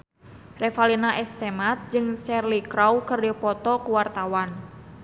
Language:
Sundanese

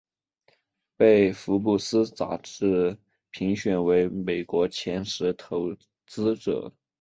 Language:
Chinese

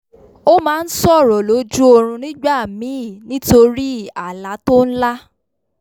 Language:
Yoruba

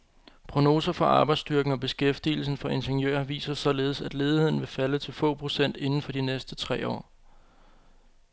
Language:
Danish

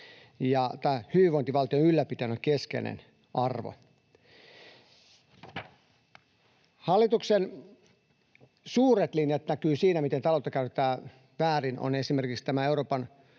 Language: Finnish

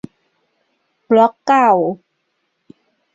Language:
Thai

